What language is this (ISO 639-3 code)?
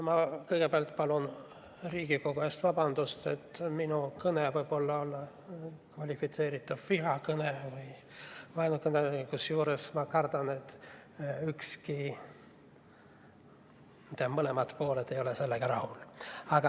est